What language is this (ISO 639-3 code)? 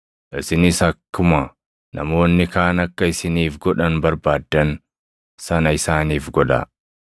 orm